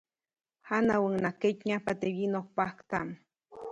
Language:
Copainalá Zoque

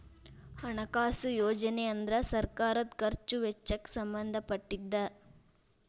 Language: Kannada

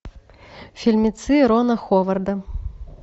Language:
Russian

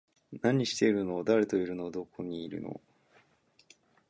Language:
Japanese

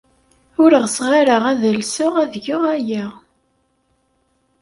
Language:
Kabyle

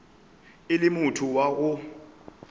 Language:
Northern Sotho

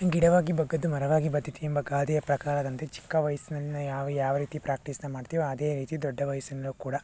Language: Kannada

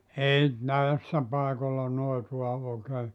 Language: Finnish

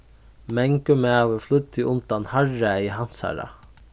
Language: Faroese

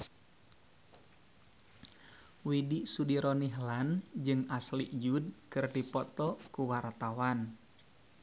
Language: Sundanese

